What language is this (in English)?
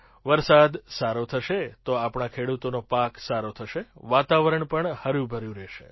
Gujarati